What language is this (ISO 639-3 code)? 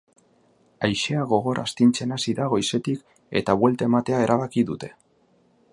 eus